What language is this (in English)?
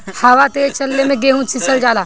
Bhojpuri